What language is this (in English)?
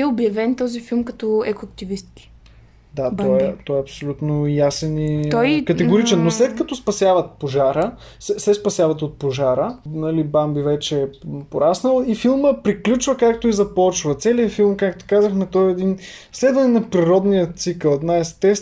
Bulgarian